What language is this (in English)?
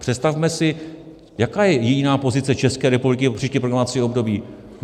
Czech